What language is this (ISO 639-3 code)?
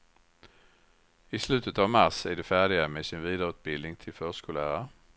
swe